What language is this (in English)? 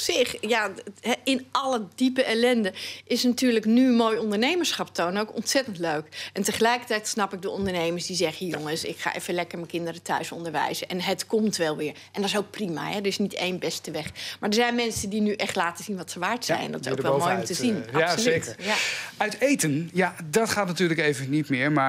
Dutch